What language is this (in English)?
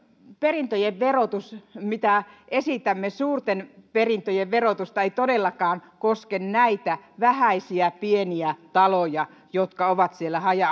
Finnish